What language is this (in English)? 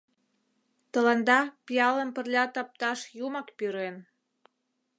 Mari